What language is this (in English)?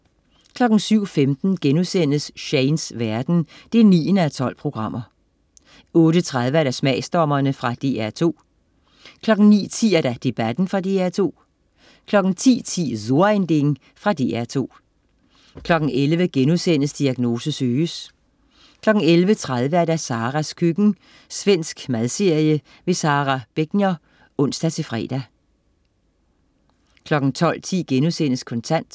Danish